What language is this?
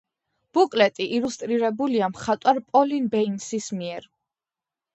Georgian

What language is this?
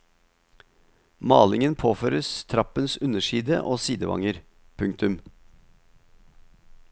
Norwegian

